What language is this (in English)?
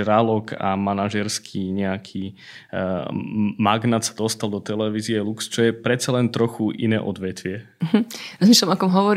Slovak